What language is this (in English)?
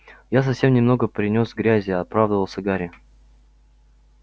Russian